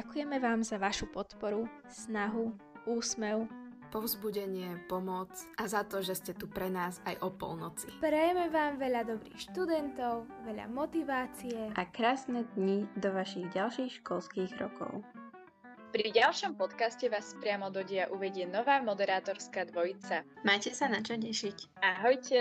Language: Slovak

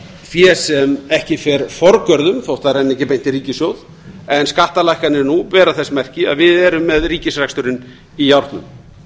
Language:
Icelandic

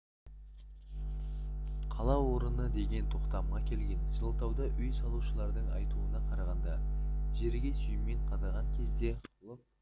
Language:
Kazakh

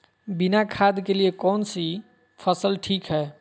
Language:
Magahi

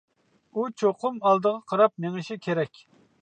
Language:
Uyghur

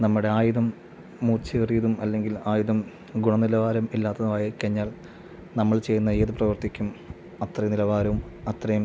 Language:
Malayalam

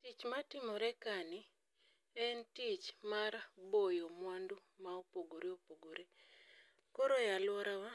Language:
Luo (Kenya and Tanzania)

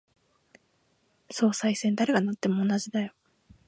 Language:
Japanese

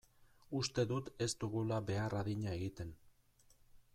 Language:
Basque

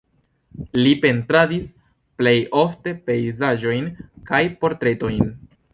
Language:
Esperanto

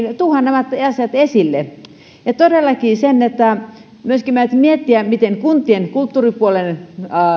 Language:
Finnish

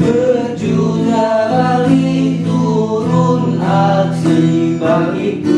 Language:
Indonesian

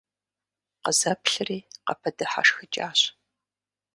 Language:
Kabardian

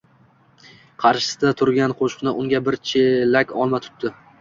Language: Uzbek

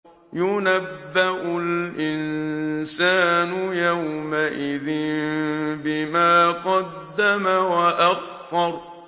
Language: Arabic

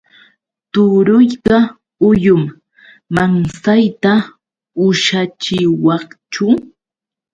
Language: Yauyos Quechua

